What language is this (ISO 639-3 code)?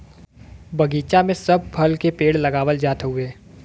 bho